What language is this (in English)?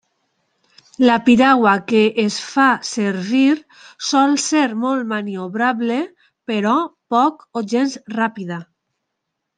Catalan